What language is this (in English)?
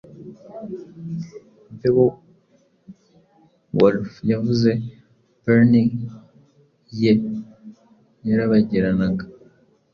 Kinyarwanda